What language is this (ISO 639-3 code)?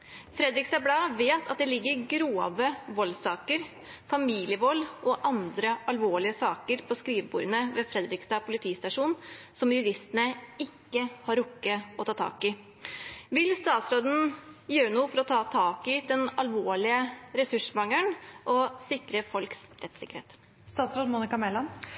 nob